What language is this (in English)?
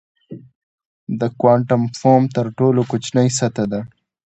Pashto